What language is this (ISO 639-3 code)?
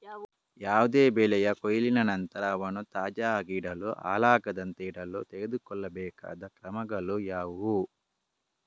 kan